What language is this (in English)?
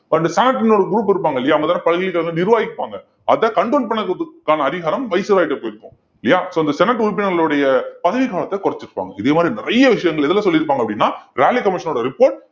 Tamil